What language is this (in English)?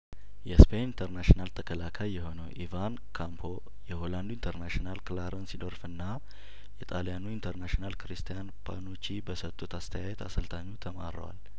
Amharic